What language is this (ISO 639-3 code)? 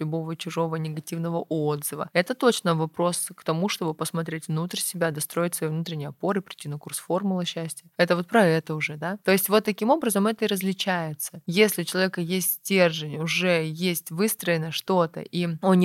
rus